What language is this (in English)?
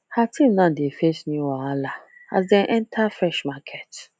Nigerian Pidgin